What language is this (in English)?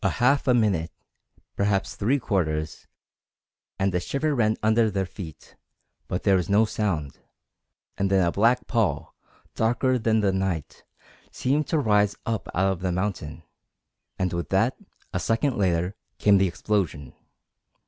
English